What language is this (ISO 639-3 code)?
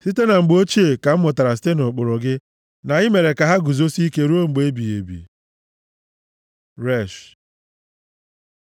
ibo